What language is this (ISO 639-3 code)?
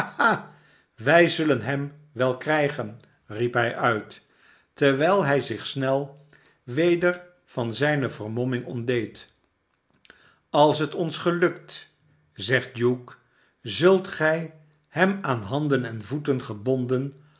nld